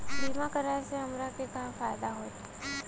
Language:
Bhojpuri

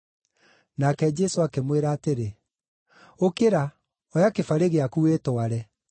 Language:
Kikuyu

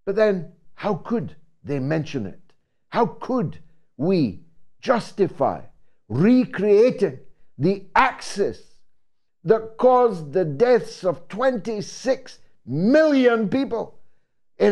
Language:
English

